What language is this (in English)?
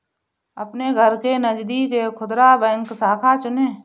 Hindi